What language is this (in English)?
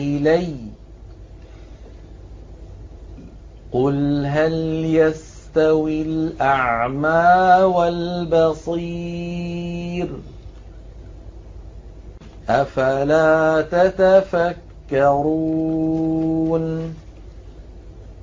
Arabic